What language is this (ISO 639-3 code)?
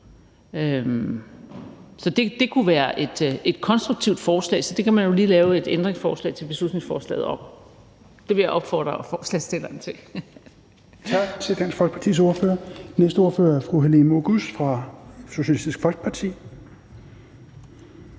dan